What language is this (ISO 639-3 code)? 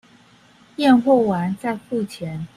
zho